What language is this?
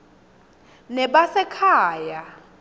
Swati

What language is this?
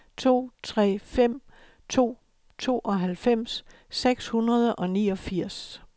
Danish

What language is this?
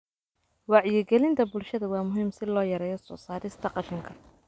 Somali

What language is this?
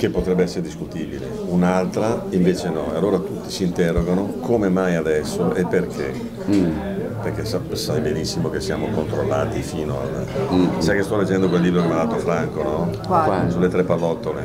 Italian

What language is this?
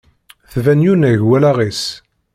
Kabyle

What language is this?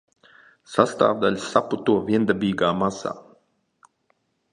Latvian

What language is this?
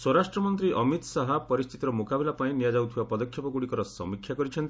Odia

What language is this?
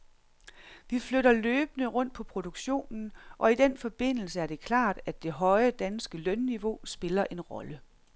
Danish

